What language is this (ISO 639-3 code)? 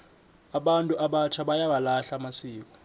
nbl